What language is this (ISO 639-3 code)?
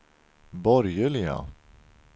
swe